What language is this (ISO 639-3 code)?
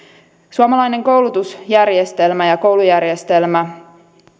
fin